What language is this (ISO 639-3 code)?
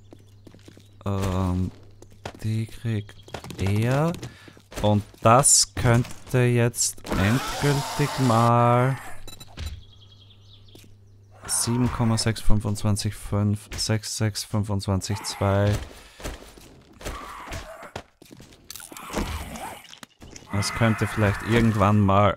deu